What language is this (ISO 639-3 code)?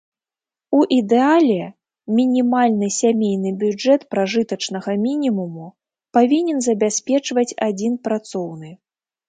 bel